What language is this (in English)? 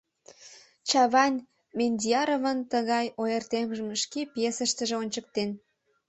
Mari